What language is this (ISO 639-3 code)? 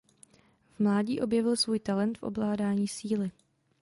ces